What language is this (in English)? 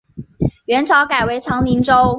Chinese